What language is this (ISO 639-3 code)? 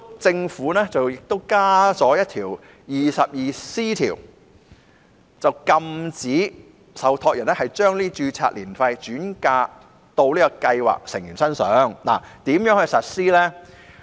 yue